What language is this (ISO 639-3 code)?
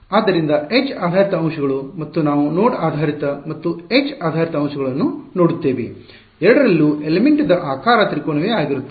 kan